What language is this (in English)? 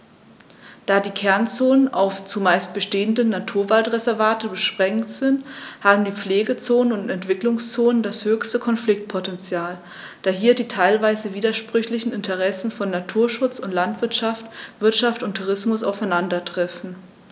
German